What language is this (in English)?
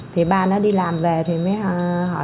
Vietnamese